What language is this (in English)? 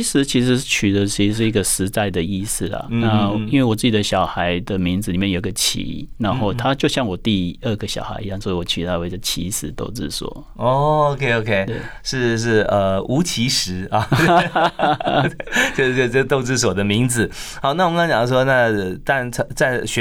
Chinese